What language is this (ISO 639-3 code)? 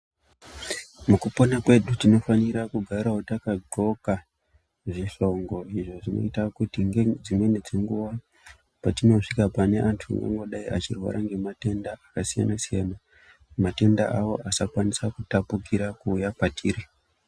ndc